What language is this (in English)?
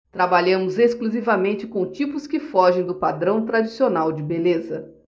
Portuguese